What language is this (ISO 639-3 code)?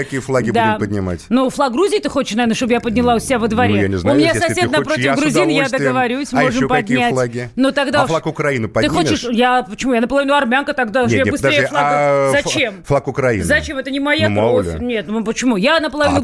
rus